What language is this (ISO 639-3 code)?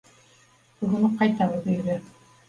bak